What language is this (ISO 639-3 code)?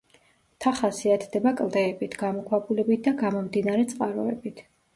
kat